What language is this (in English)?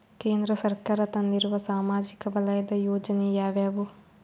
Kannada